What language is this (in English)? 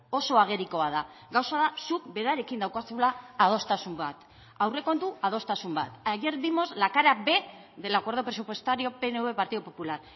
Basque